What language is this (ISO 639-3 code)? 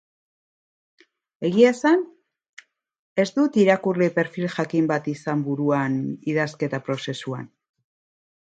eus